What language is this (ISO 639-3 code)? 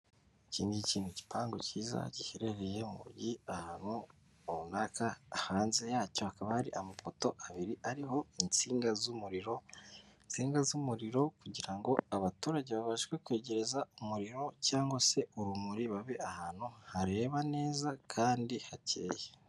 kin